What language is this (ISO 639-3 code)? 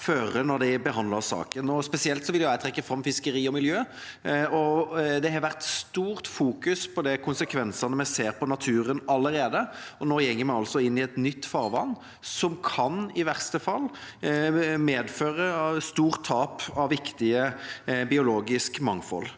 nor